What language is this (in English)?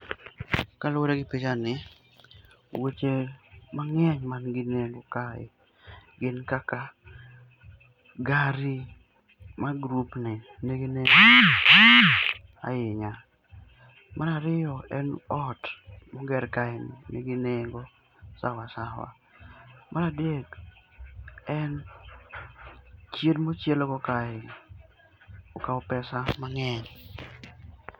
Luo (Kenya and Tanzania)